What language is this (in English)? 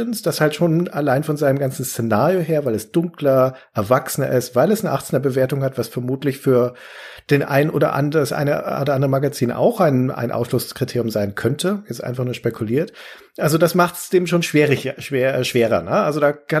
German